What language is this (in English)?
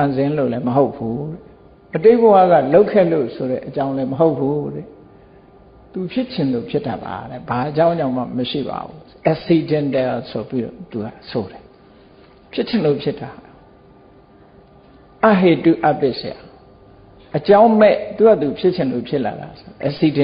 Vietnamese